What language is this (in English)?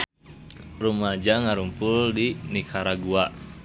Sundanese